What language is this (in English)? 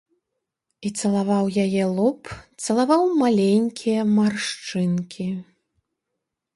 Belarusian